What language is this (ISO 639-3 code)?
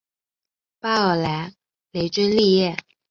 zho